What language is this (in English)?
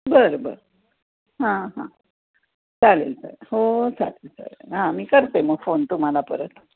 Marathi